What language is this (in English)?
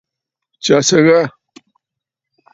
Bafut